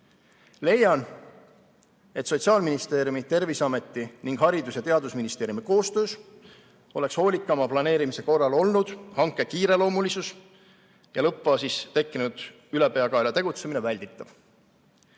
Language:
Estonian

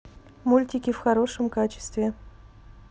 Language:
Russian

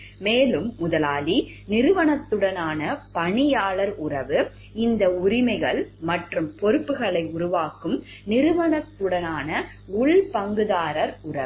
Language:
Tamil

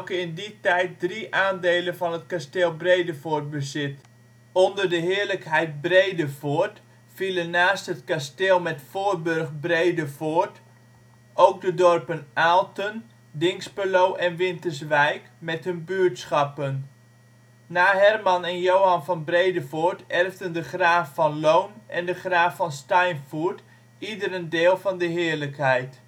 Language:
Dutch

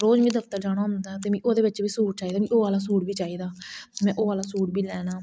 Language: Dogri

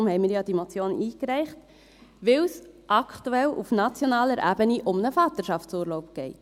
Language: Swiss German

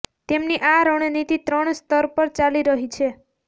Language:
Gujarati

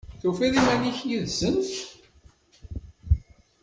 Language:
Kabyle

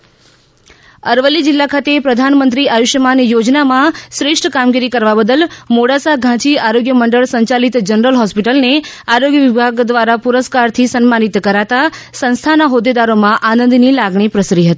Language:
Gujarati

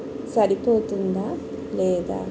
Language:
Telugu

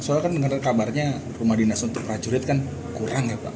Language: Indonesian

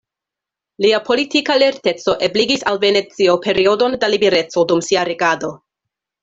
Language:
Esperanto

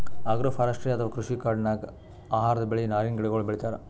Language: Kannada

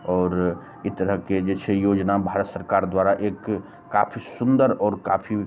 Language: Maithili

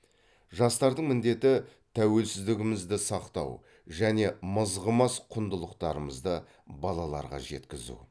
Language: Kazakh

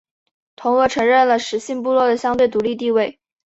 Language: Chinese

